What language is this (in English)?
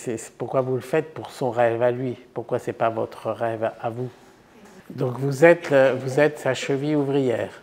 French